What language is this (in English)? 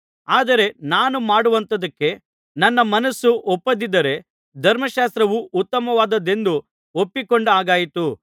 Kannada